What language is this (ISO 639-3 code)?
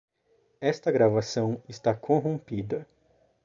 por